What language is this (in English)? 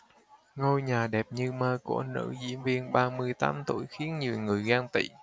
Vietnamese